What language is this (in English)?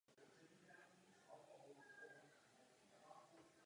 Czech